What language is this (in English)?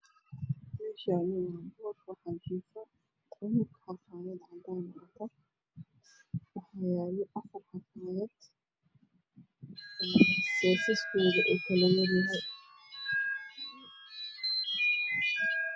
Somali